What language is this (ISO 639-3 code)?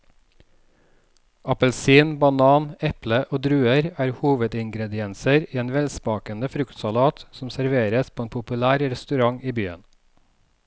nor